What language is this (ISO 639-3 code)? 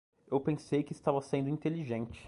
por